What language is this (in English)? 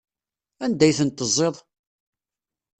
Kabyle